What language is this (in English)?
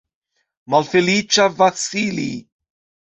Esperanto